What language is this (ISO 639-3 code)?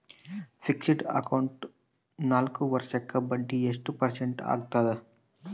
kan